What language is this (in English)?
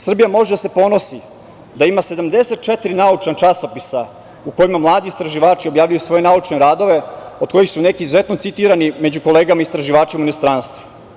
Serbian